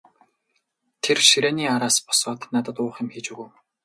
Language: Mongolian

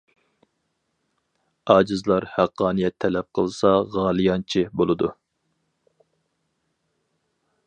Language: Uyghur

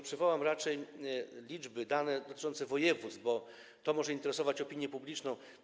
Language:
Polish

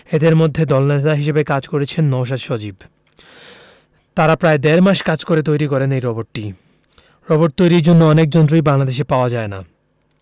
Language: Bangla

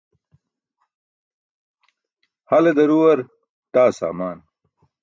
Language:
Burushaski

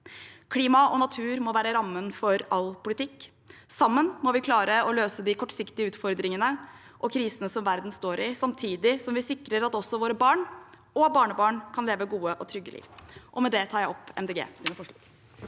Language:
Norwegian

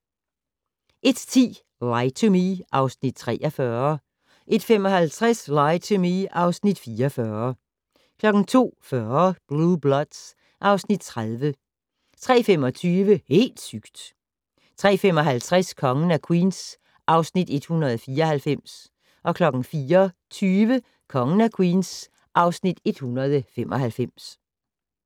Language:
Danish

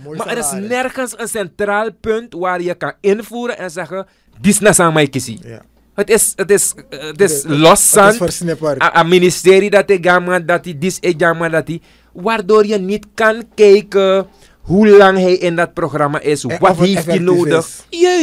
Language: Dutch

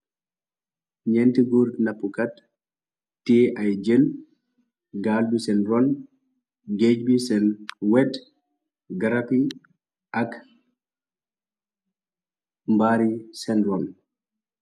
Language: Wolof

